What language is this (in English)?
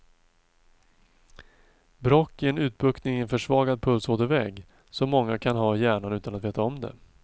Swedish